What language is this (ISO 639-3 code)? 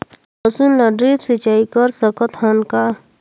hne